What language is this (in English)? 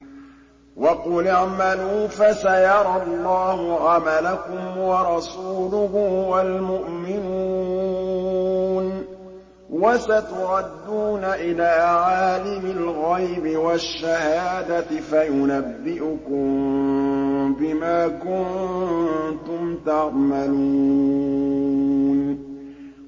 Arabic